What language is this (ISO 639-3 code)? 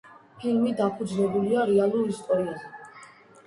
kat